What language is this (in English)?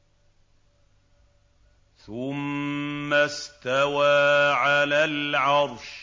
Arabic